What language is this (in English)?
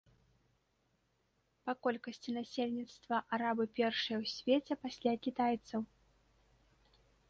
Belarusian